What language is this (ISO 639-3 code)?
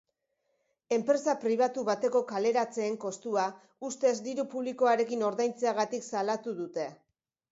eus